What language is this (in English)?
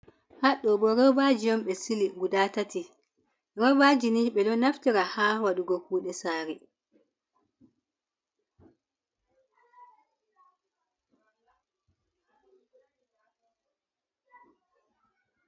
Fula